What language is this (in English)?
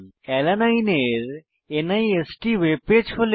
Bangla